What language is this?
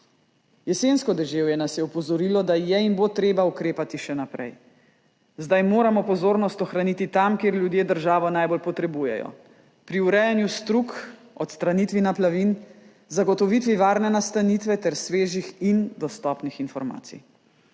Slovenian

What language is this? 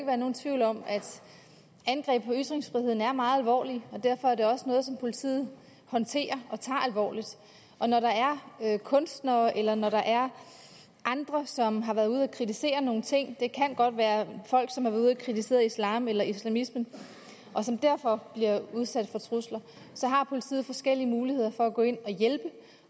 Danish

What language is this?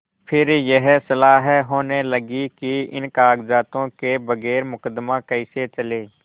Hindi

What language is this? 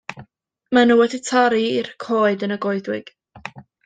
Welsh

